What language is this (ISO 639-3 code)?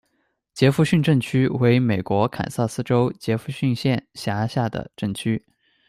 zho